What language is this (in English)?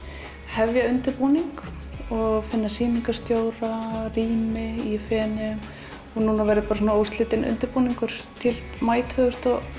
Icelandic